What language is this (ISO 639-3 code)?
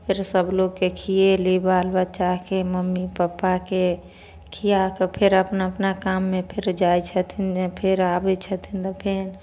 mai